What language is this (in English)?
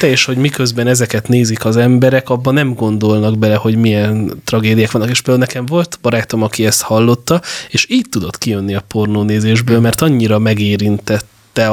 Hungarian